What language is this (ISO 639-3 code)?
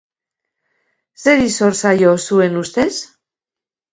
eus